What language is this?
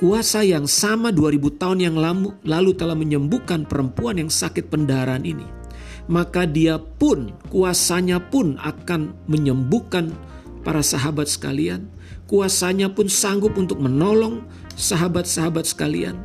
Indonesian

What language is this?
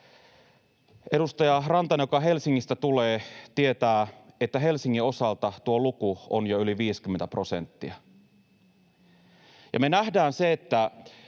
Finnish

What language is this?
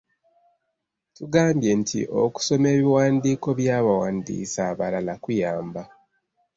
Ganda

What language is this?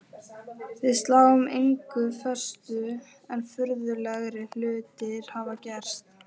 Icelandic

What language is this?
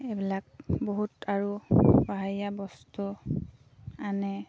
Assamese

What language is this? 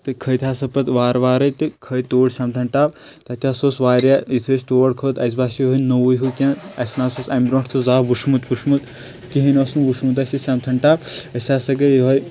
Kashmiri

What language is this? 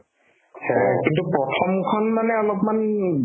Assamese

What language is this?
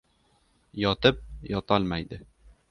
Uzbek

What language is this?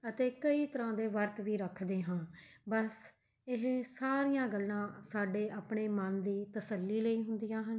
Punjabi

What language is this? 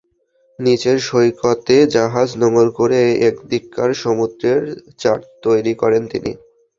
Bangla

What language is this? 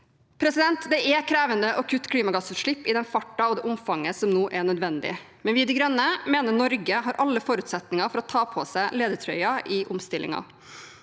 Norwegian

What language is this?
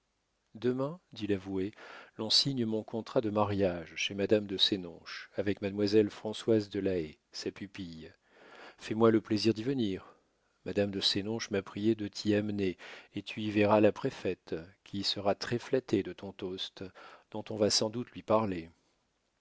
French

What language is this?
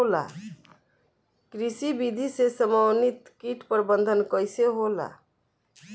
Bhojpuri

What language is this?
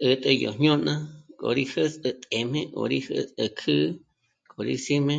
Michoacán Mazahua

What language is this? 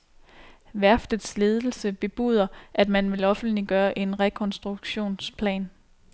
Danish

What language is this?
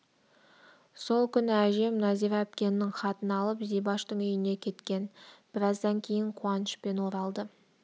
Kazakh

